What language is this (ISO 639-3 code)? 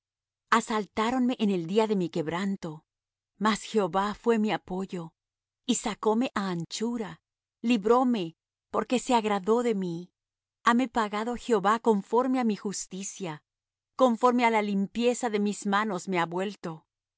spa